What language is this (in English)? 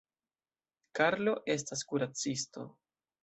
Esperanto